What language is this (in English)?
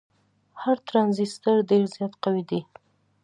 Pashto